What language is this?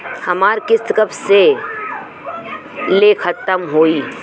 Bhojpuri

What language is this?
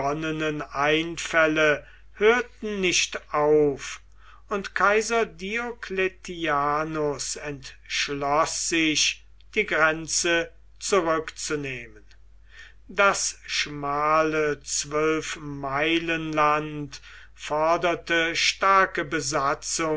German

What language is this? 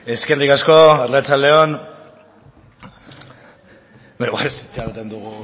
Basque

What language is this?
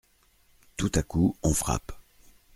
French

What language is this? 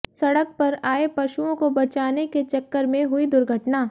Hindi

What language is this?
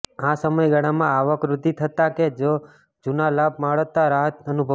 Gujarati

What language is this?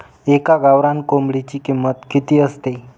Marathi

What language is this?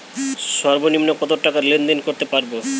Bangla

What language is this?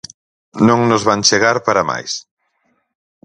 Galician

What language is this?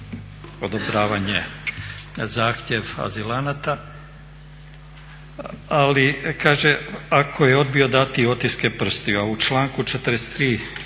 Croatian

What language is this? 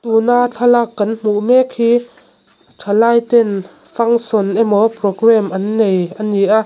Mizo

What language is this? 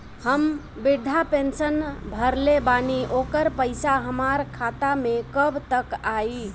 Bhojpuri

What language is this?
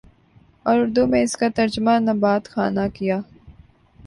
Urdu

